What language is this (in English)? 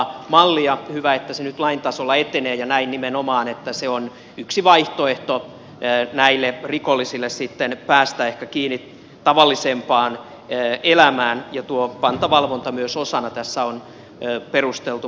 Finnish